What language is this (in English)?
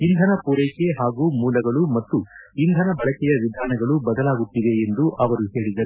Kannada